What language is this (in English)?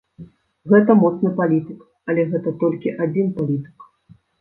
Belarusian